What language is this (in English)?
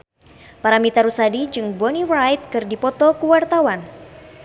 Sundanese